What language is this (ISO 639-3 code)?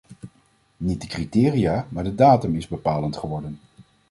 nld